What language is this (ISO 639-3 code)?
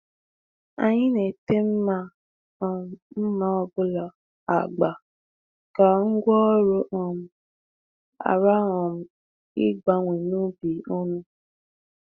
ibo